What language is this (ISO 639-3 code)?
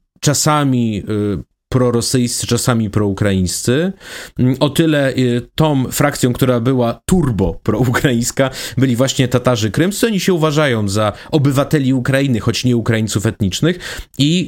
pol